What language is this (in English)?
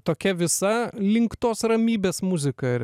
Lithuanian